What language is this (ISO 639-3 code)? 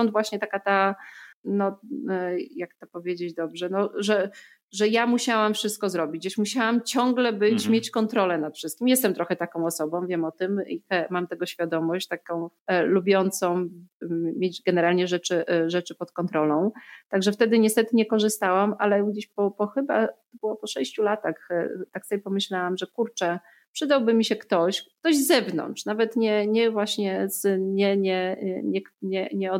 pol